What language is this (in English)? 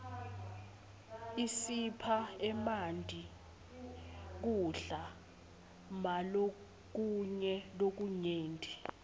Swati